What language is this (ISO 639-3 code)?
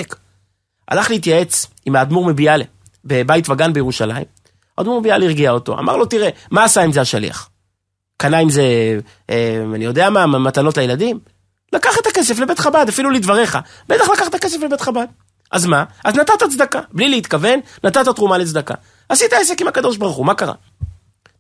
heb